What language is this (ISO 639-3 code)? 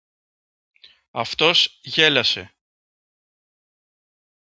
ell